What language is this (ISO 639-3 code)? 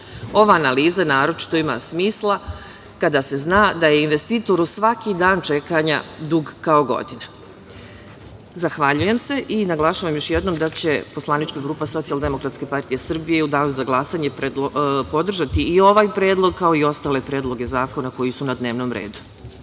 srp